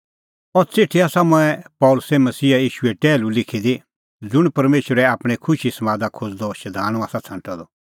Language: Kullu Pahari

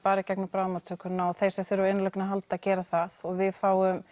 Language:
Icelandic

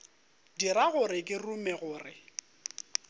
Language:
Northern Sotho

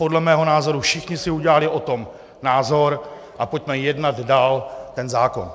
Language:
Czech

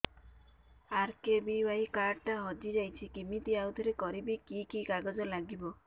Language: Odia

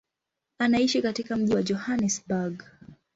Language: Swahili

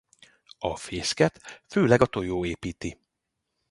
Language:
Hungarian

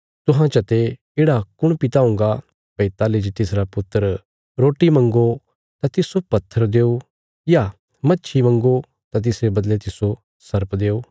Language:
Bilaspuri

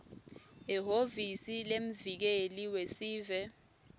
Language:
Swati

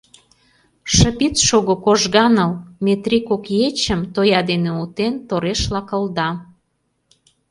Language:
Mari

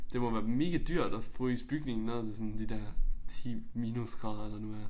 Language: Danish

